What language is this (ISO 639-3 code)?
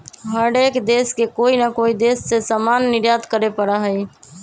mag